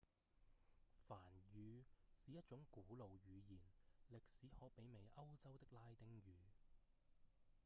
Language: Cantonese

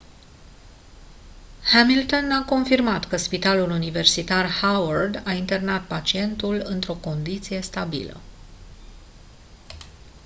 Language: Romanian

